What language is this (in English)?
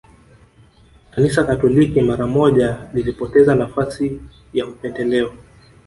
Swahili